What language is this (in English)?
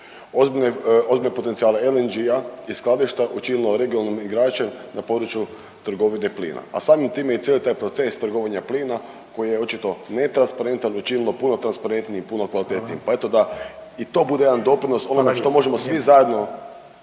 Croatian